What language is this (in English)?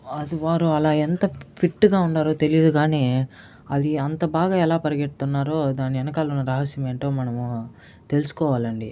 Telugu